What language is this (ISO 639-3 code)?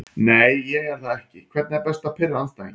isl